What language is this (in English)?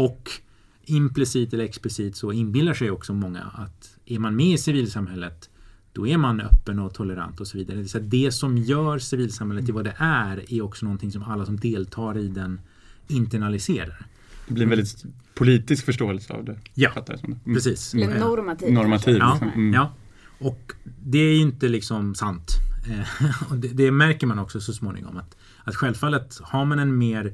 Swedish